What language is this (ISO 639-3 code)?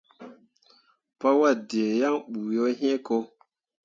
mua